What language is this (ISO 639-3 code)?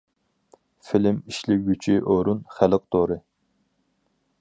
uig